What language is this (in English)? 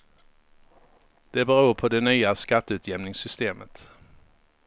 Swedish